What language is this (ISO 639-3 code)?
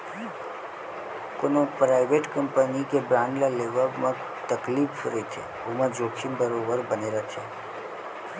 hne